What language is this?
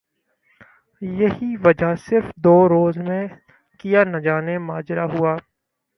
Urdu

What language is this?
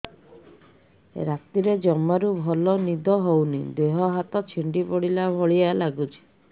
Odia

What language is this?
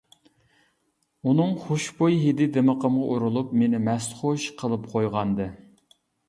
Uyghur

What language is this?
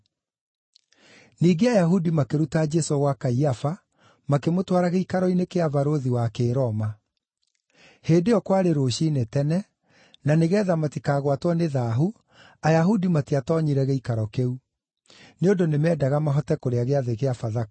Kikuyu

